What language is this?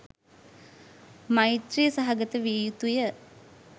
Sinhala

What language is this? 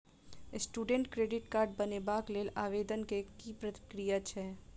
Maithili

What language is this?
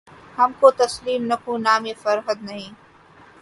Urdu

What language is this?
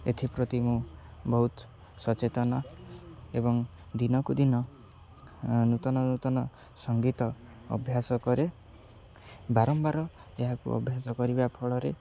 Odia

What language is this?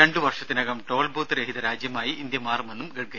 Malayalam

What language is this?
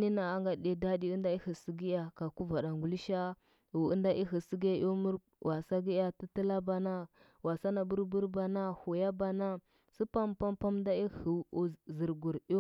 Huba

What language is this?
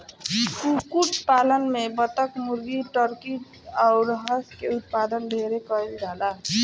Bhojpuri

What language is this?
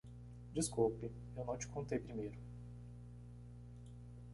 Portuguese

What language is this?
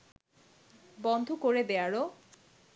Bangla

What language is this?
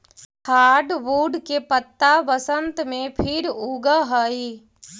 Magahi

